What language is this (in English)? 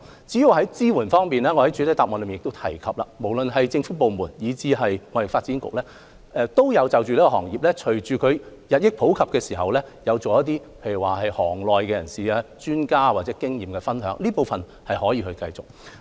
Cantonese